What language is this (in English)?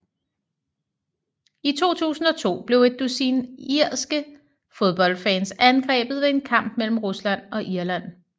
Danish